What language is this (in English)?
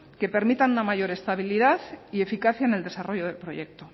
Spanish